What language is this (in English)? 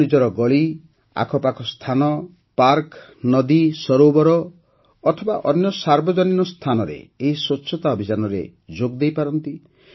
Odia